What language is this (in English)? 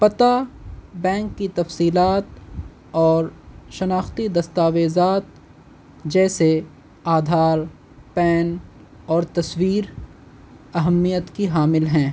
Urdu